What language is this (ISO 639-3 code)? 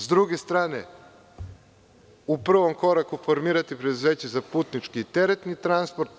srp